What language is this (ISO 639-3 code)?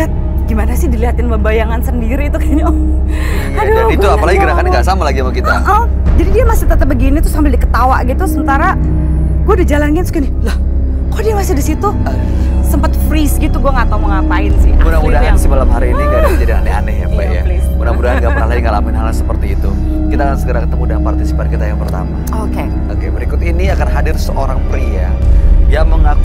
ind